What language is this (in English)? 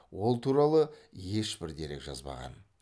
Kazakh